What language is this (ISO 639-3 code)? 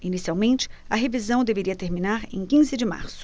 por